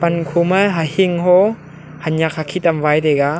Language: Wancho Naga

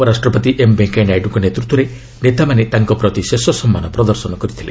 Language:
Odia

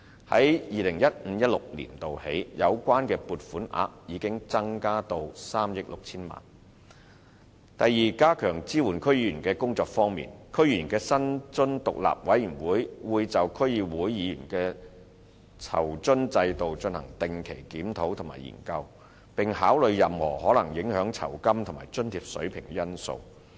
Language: Cantonese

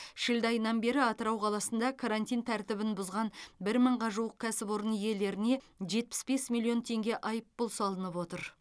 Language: Kazakh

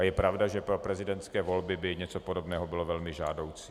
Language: Czech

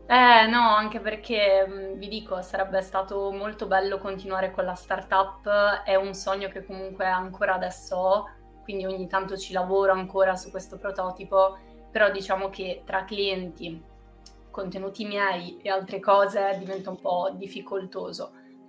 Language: Italian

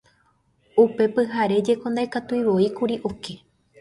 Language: Guarani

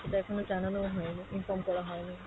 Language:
Bangla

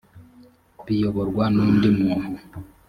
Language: Kinyarwanda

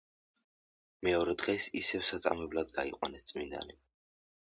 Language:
Georgian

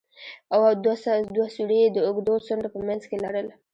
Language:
Pashto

